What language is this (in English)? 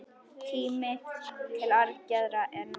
Icelandic